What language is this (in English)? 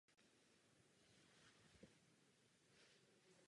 Czech